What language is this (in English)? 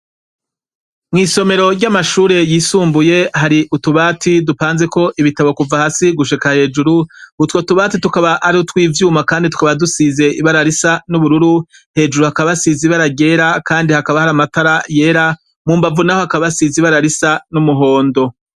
Rundi